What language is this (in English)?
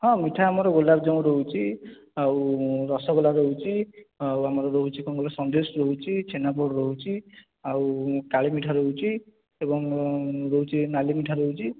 Odia